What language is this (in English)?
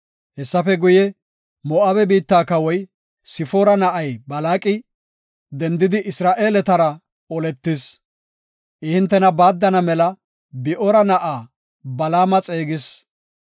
Gofa